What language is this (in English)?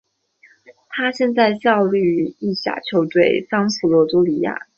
Chinese